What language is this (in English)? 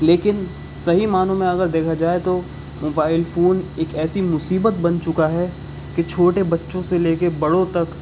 Urdu